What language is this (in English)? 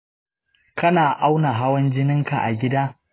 Hausa